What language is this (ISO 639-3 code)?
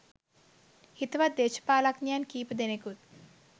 sin